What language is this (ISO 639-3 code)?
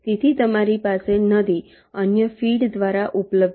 guj